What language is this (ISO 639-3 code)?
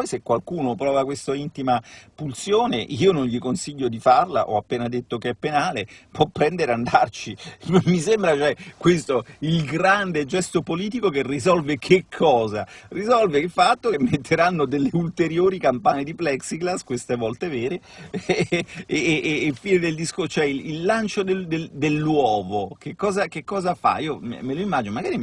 ita